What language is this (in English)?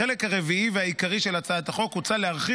Hebrew